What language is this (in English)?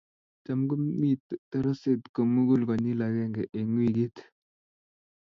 Kalenjin